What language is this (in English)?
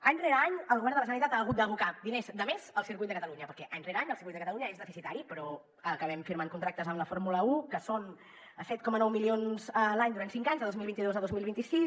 Catalan